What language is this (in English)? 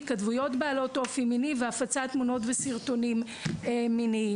Hebrew